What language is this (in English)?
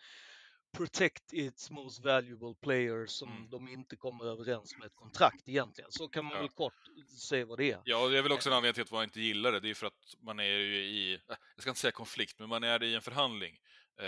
Swedish